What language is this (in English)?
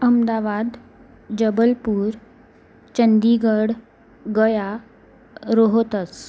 Marathi